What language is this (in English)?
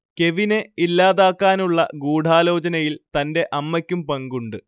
Malayalam